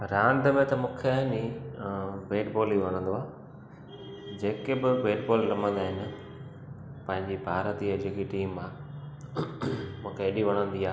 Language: Sindhi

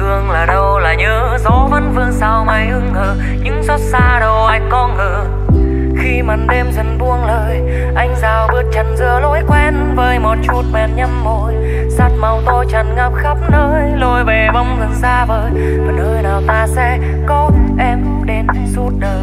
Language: Vietnamese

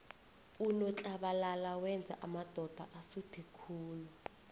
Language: South Ndebele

